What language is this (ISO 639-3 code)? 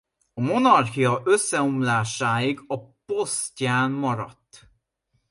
hun